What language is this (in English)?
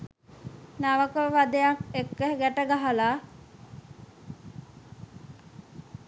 Sinhala